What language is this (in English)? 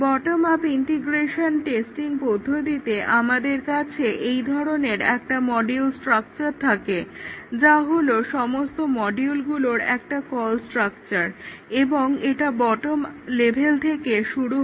Bangla